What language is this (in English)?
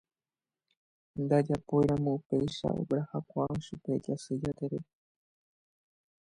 Guarani